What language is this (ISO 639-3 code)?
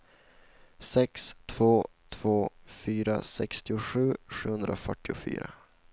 swe